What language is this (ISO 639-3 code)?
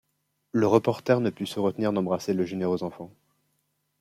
fra